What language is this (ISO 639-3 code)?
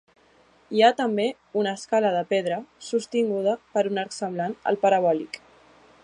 cat